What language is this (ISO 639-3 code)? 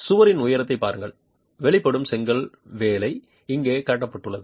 tam